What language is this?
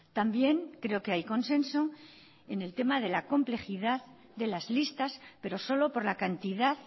Spanish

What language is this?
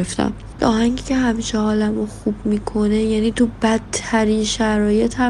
Persian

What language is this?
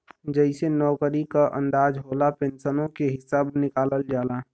Bhojpuri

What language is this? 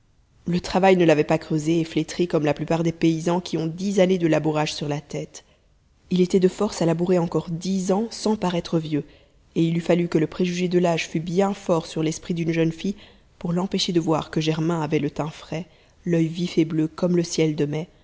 French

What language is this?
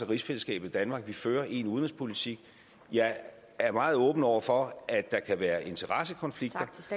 Danish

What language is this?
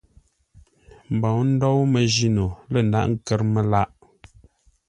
Ngombale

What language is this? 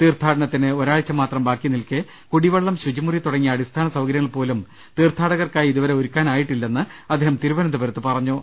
Malayalam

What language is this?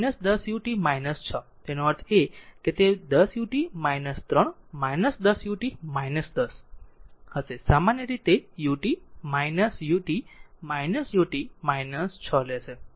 Gujarati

